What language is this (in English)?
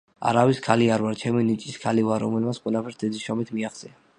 Georgian